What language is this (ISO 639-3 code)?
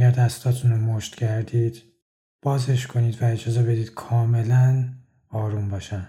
fas